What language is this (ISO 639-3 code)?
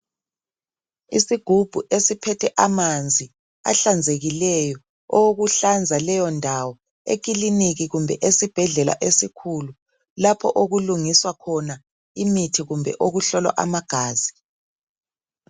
nde